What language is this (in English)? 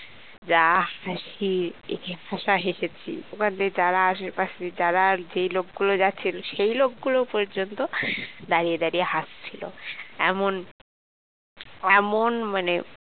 Bangla